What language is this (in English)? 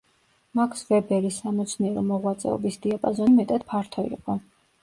Georgian